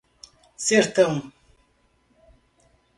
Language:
Portuguese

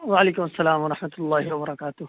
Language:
Urdu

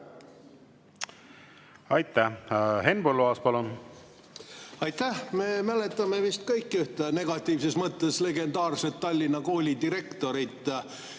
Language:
Estonian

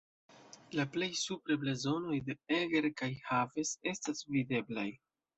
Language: Esperanto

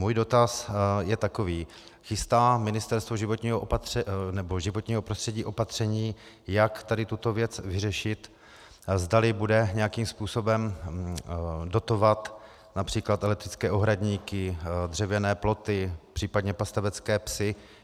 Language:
Czech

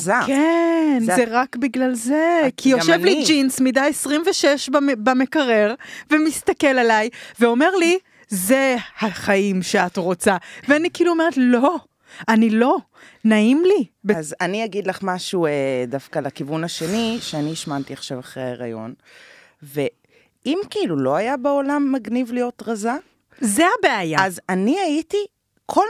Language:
Hebrew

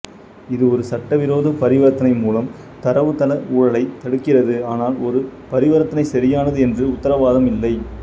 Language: Tamil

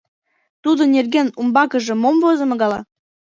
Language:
Mari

